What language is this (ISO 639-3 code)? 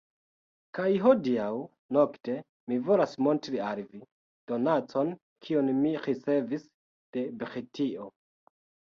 epo